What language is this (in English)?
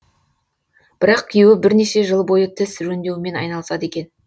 Kazakh